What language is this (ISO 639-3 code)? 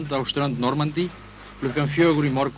isl